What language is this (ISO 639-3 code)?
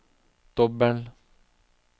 nor